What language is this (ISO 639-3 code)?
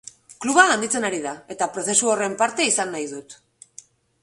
eus